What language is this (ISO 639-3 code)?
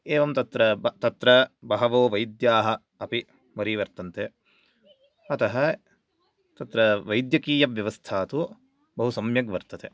san